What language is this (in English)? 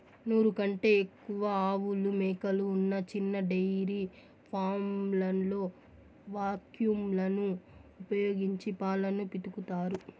Telugu